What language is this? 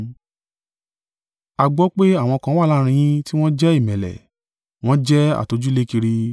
Yoruba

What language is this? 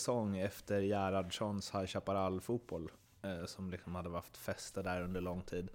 Swedish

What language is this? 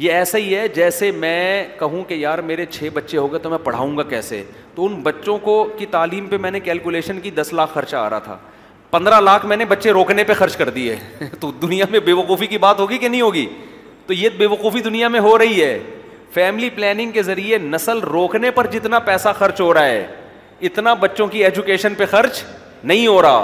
Urdu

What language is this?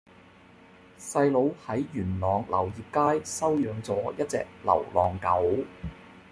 Cantonese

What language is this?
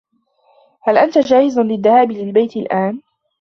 Arabic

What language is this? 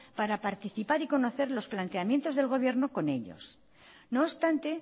Spanish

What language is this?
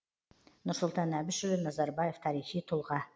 Kazakh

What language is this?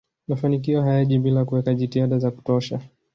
Swahili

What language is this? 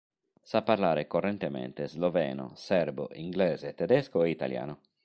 Italian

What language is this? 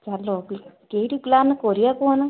Odia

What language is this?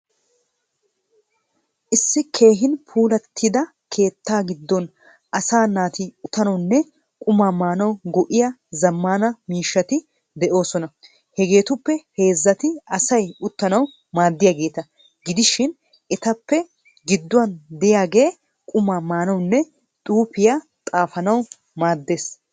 Wolaytta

